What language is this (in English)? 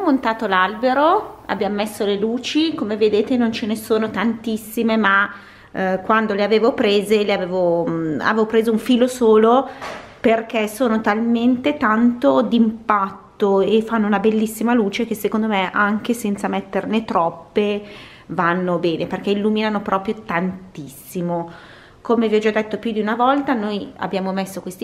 Italian